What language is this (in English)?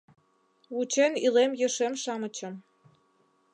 Mari